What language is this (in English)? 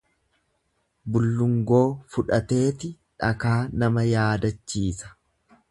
Oromo